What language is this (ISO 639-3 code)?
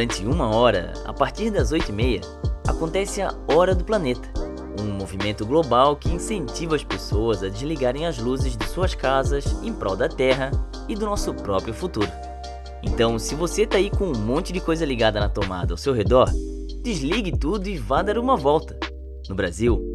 por